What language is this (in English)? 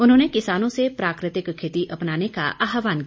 Hindi